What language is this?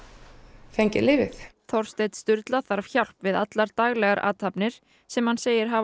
Icelandic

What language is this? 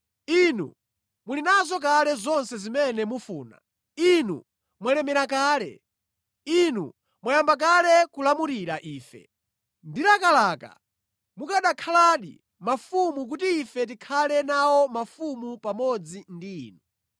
Nyanja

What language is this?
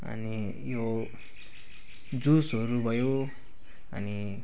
Nepali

